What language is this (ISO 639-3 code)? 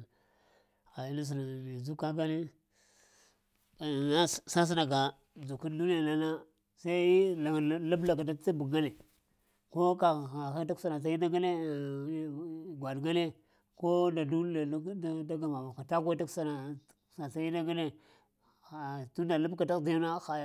hia